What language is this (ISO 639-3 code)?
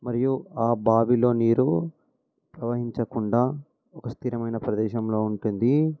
tel